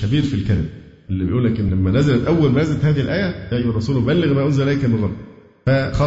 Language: Arabic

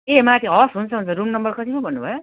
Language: Nepali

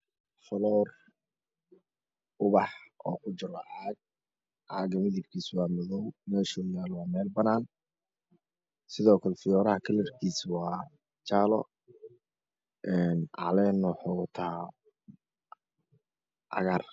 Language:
Somali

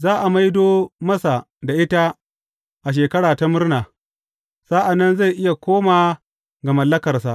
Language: Hausa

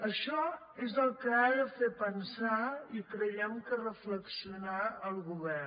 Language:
Catalan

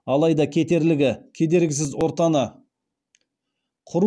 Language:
Kazakh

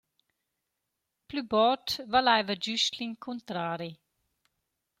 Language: Romansh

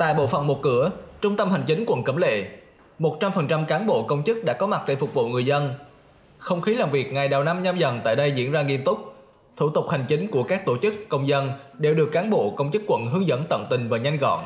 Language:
Vietnamese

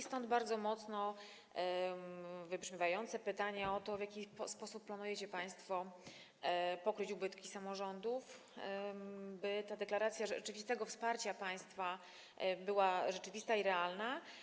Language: Polish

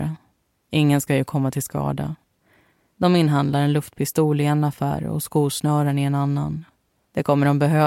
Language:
Swedish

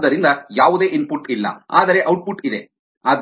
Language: Kannada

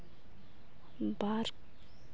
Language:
Santali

